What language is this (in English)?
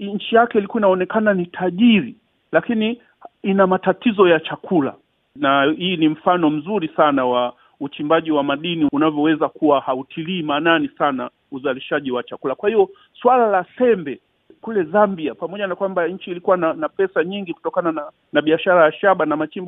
Swahili